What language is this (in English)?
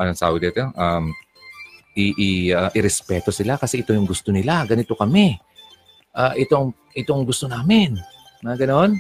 Filipino